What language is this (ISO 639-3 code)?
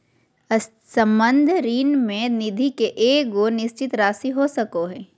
mag